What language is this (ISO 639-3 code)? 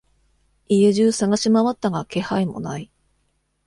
jpn